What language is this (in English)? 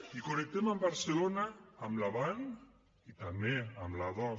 Catalan